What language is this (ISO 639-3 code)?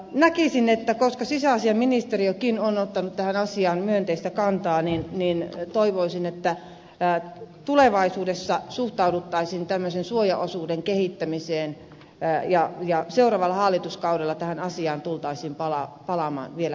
fin